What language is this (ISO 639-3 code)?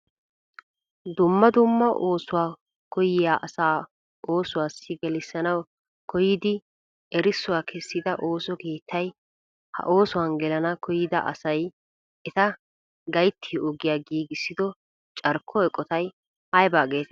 wal